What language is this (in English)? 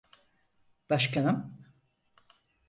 Turkish